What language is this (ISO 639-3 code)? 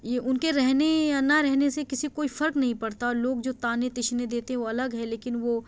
urd